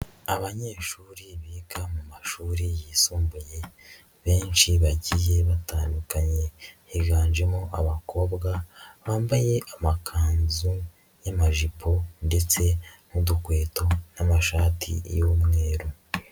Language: Kinyarwanda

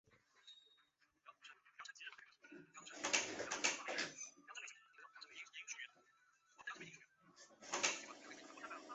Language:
Chinese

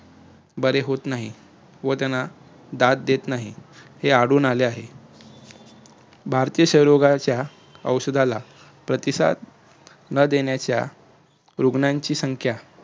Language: Marathi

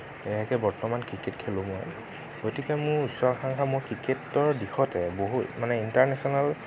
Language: Assamese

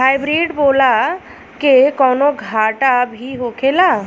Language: Bhojpuri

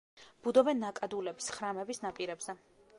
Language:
Georgian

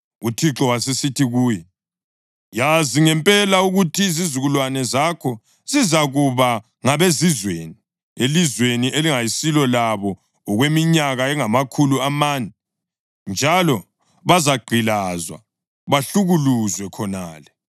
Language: North Ndebele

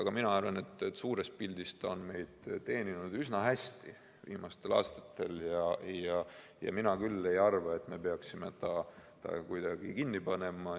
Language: Estonian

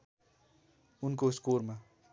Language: Nepali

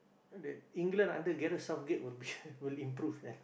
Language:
English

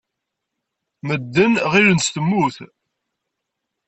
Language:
Kabyle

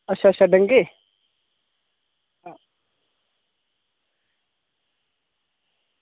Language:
Dogri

